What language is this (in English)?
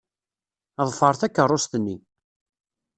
Kabyle